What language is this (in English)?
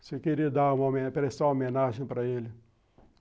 Portuguese